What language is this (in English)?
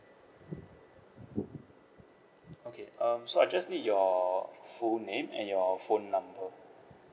English